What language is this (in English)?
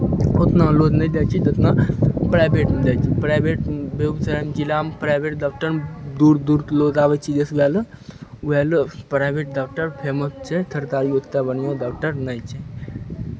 Maithili